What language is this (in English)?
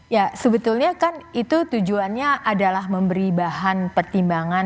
Indonesian